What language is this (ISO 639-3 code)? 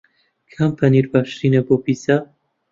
ckb